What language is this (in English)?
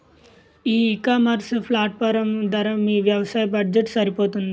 Telugu